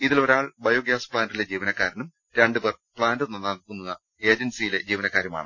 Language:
Malayalam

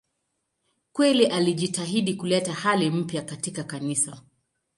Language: Swahili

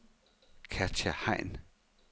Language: Danish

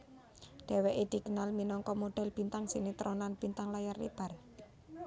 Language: Javanese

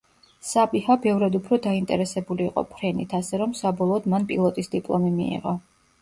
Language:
Georgian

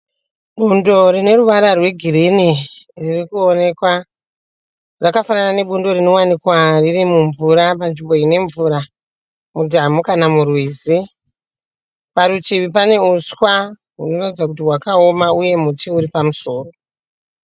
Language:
Shona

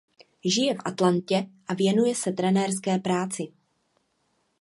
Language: Czech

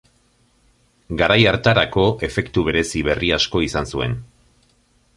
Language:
Basque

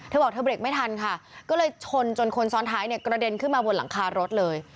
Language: Thai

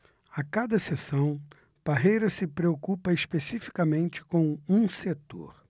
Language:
Portuguese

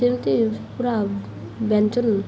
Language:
Odia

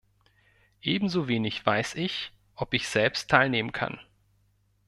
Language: German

